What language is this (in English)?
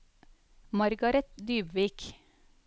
Norwegian